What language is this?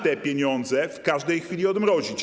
Polish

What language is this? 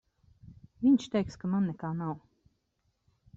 Latvian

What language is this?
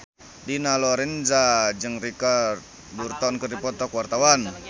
Sundanese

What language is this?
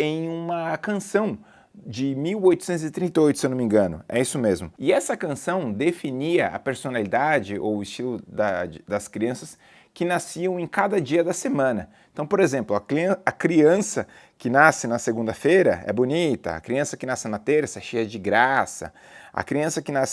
Portuguese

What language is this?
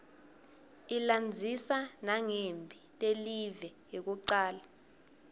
Swati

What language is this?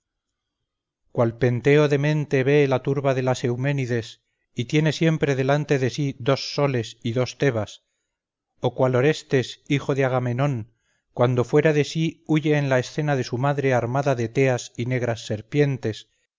Spanish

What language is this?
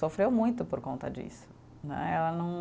Portuguese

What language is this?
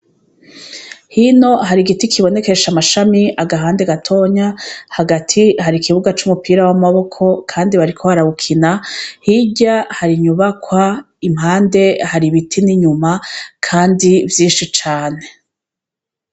Rundi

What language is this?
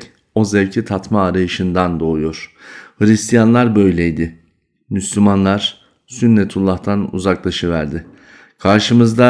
Turkish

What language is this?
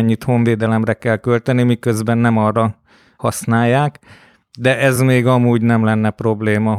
Hungarian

